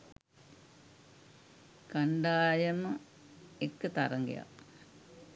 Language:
Sinhala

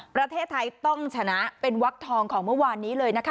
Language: Thai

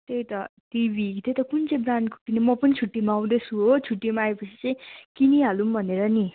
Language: Nepali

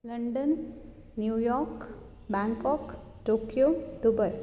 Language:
Konkani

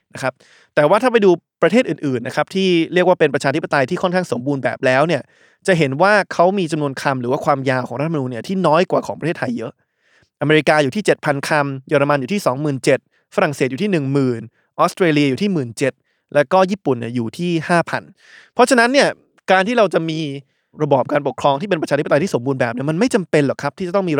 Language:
Thai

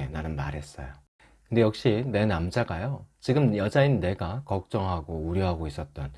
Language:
Korean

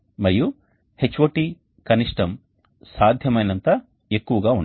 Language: Telugu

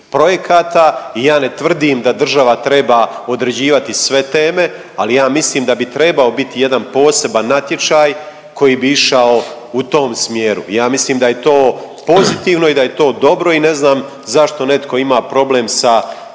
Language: Croatian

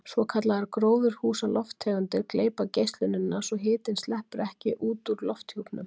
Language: Icelandic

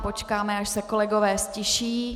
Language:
Czech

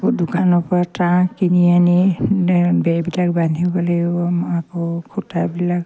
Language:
Assamese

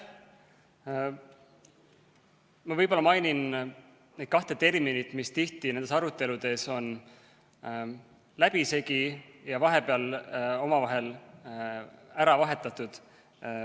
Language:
Estonian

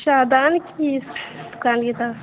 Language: Urdu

